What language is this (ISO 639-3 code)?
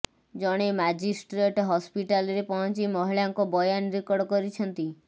ori